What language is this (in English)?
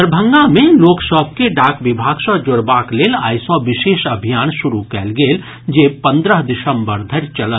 Maithili